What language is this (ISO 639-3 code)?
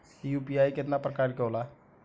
bho